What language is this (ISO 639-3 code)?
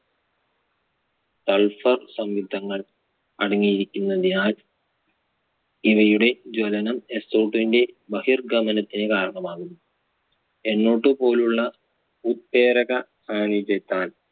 mal